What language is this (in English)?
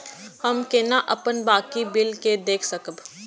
Maithili